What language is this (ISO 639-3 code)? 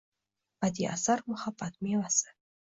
uzb